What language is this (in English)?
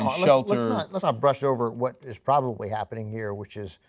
English